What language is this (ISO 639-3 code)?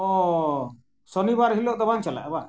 sat